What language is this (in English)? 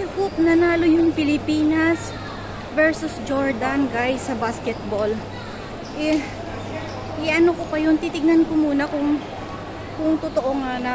Filipino